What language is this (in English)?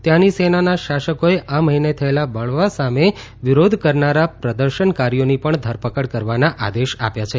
Gujarati